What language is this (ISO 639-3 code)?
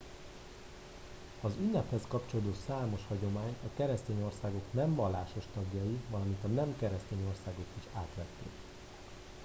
hun